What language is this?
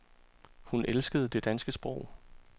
Danish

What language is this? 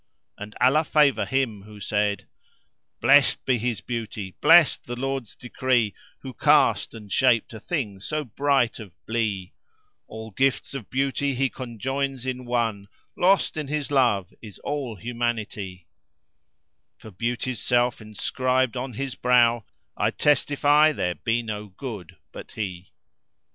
English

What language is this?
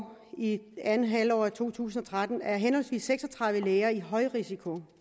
Danish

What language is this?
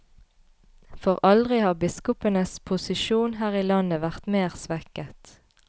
Norwegian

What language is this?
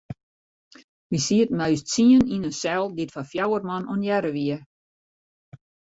Western Frisian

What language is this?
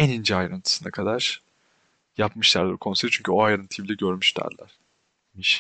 Turkish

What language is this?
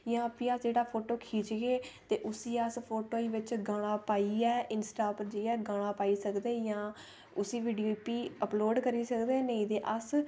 Dogri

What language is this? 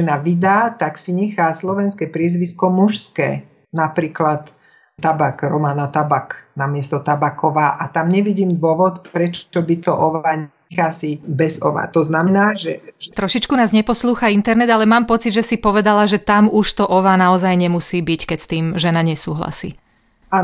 Slovak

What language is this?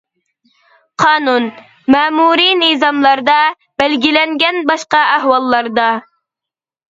Uyghur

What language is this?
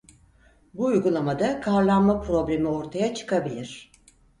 Turkish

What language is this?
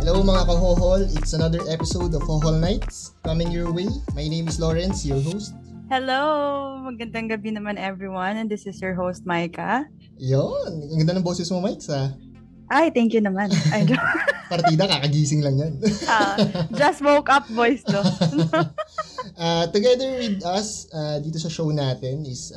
Filipino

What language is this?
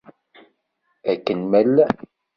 Kabyle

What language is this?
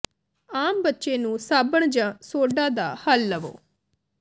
Punjabi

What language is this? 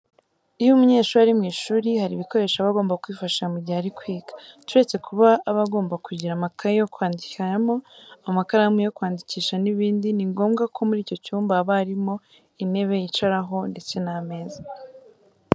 Kinyarwanda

